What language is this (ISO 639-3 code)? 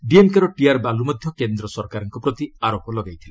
ori